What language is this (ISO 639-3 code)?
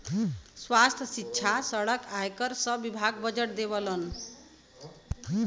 bho